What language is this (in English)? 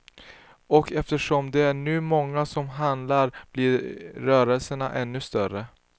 Swedish